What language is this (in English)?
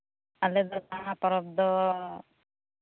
Santali